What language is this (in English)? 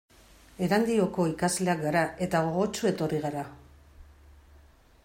Basque